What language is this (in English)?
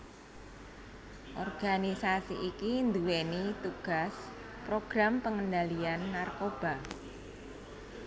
Javanese